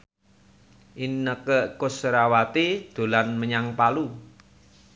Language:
Javanese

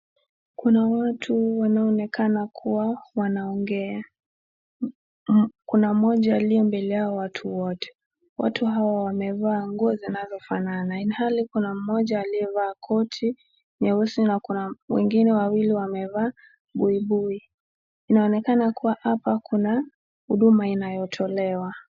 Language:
Swahili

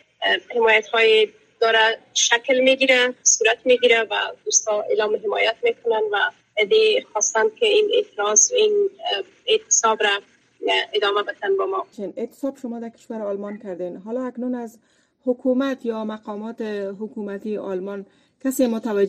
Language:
Persian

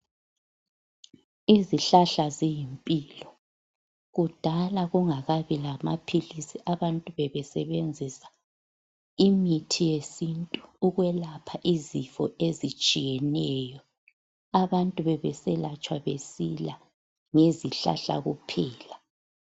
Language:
North Ndebele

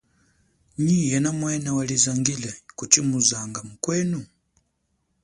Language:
Chokwe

